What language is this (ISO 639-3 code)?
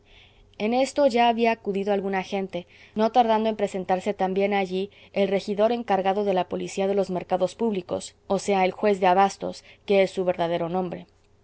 spa